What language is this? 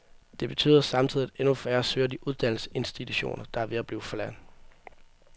Danish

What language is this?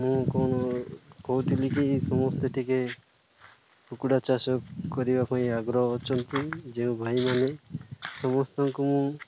Odia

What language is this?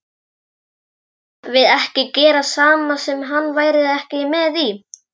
Icelandic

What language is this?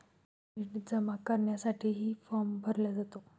Marathi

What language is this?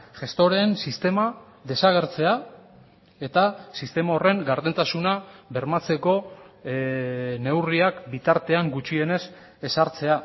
Basque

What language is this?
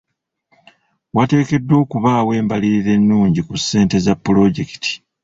Ganda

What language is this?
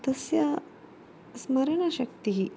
Sanskrit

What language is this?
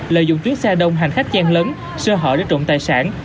Vietnamese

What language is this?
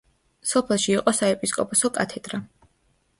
Georgian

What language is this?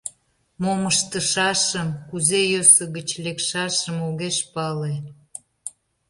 Mari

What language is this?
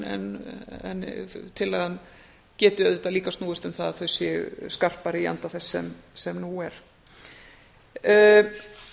Icelandic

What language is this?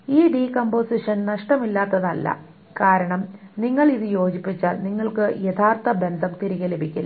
Malayalam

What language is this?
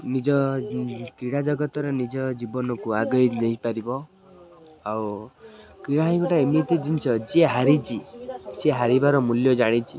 Odia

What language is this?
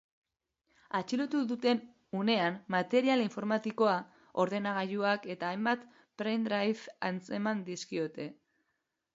Basque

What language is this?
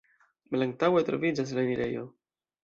Esperanto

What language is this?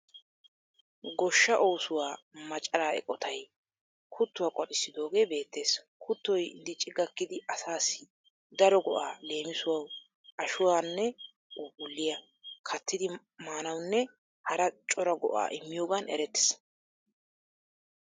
Wolaytta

